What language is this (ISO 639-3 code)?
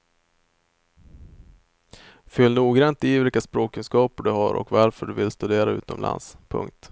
swe